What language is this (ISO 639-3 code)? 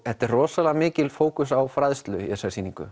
isl